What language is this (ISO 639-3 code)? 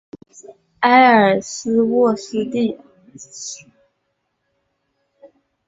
zho